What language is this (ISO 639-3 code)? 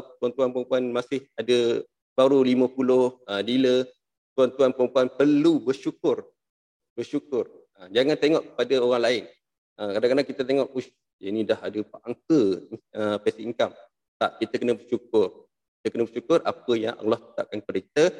msa